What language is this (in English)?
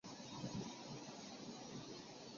Chinese